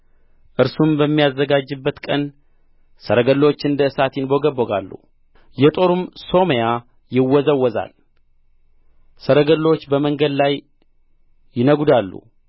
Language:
Amharic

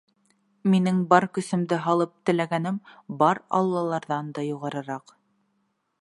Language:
Bashkir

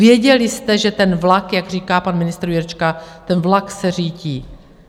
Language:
Czech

